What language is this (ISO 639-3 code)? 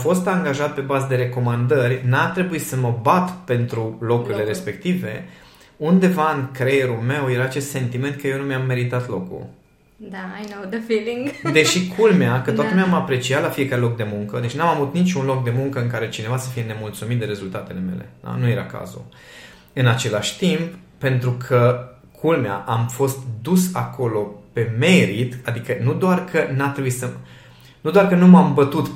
ron